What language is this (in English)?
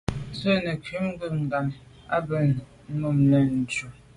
Medumba